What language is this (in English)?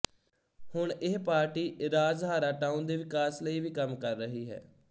Punjabi